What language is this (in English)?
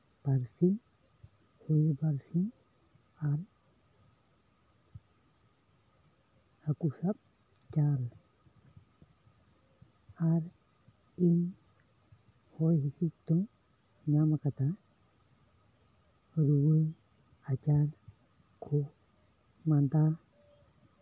Santali